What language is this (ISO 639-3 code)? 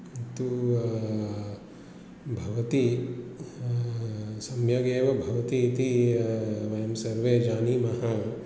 san